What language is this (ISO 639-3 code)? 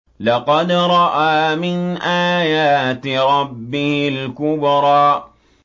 ara